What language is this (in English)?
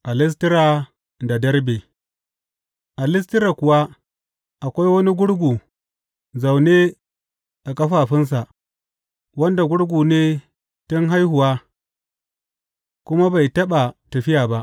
Hausa